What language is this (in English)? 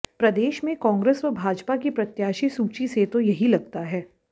Hindi